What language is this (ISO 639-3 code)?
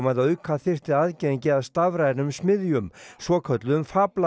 isl